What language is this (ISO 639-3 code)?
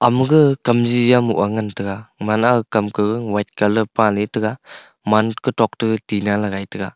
nnp